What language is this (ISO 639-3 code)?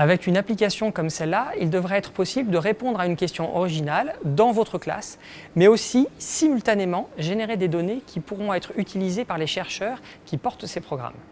fra